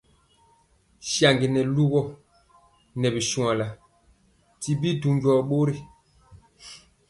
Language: Mpiemo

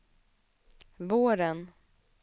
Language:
Swedish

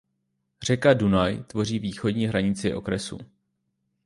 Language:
Czech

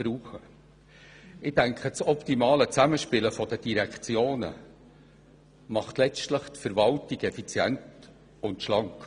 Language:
Swiss German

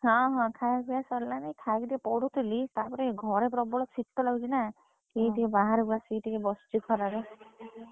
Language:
Odia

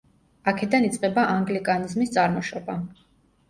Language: Georgian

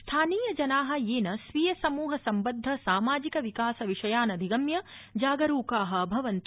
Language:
Sanskrit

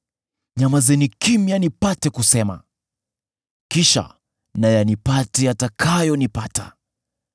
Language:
Swahili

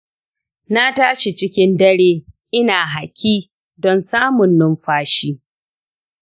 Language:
Hausa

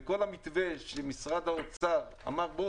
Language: Hebrew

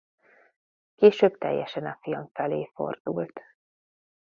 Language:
Hungarian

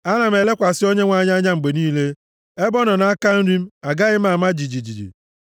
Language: Igbo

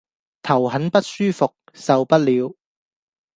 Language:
Cantonese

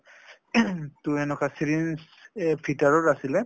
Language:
Assamese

